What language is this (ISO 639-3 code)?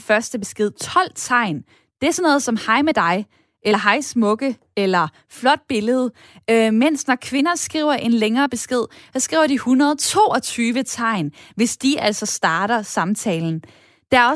dan